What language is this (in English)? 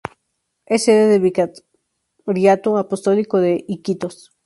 Spanish